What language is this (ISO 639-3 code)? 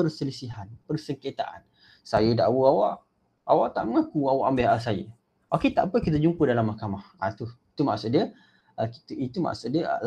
msa